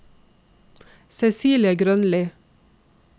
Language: Norwegian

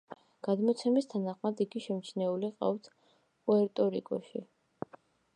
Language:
Georgian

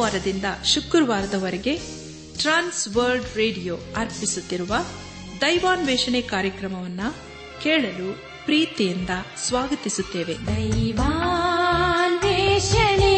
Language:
Kannada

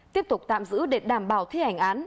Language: Vietnamese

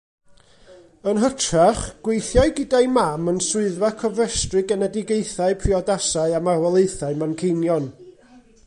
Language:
Welsh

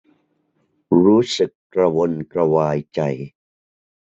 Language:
Thai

